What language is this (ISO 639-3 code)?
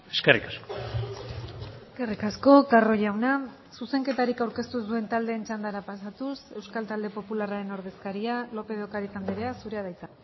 eus